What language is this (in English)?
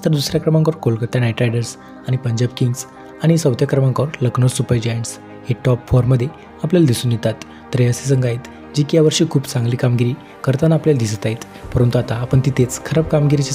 Hindi